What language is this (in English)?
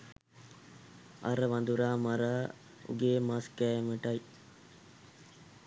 Sinhala